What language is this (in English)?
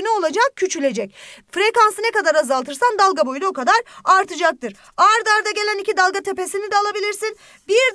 Turkish